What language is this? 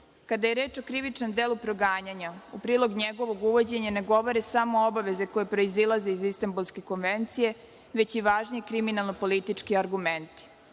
Serbian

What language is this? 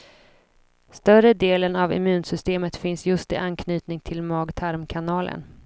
Swedish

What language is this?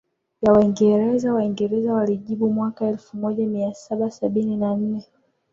Swahili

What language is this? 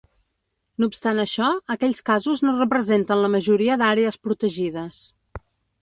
Catalan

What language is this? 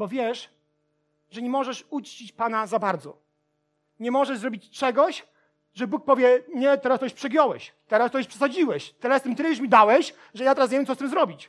Polish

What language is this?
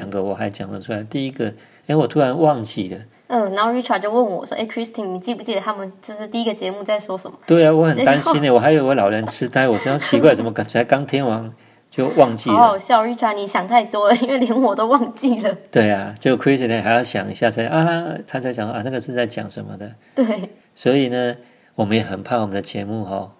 Chinese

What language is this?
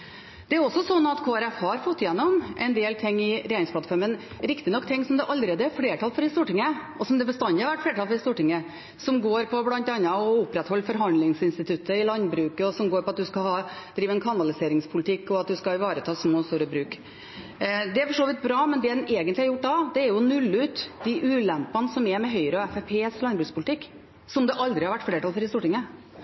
Norwegian Bokmål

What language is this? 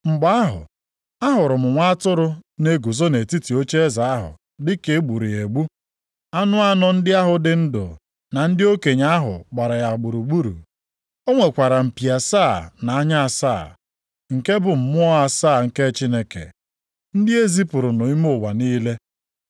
Igbo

